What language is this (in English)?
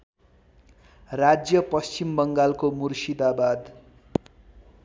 Nepali